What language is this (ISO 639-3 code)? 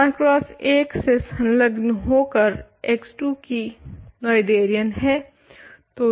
hin